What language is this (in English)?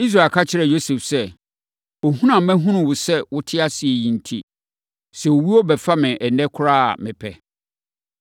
Akan